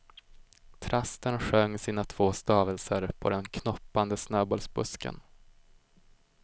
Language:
Swedish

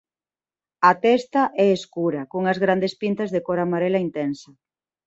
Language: Galician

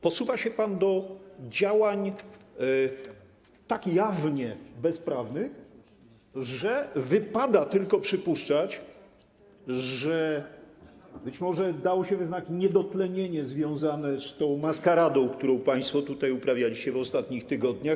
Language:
Polish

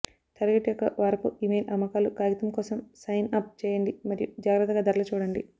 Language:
Telugu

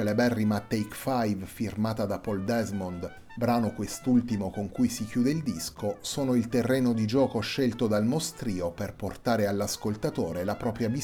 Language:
Italian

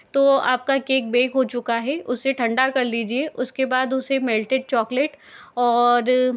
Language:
Hindi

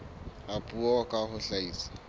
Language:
Southern Sotho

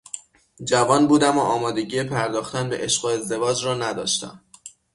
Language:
Persian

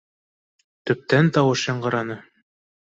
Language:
Bashkir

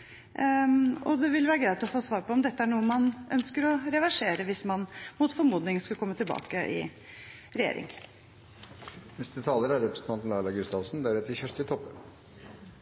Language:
Norwegian Bokmål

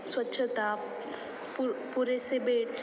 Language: Marathi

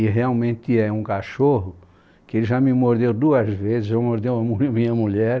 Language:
Portuguese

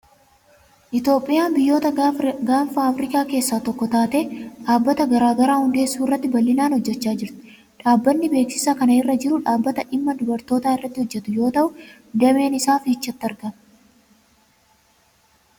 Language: Oromo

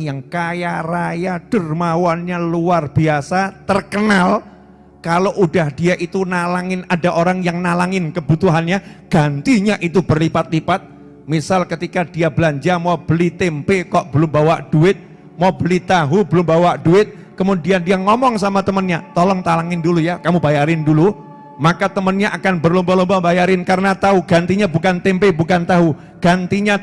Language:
Indonesian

